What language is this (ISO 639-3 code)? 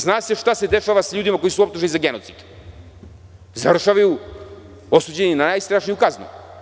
srp